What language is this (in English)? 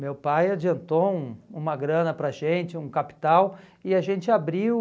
Portuguese